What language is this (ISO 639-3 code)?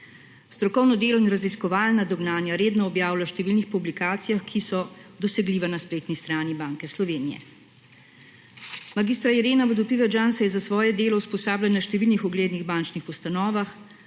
slv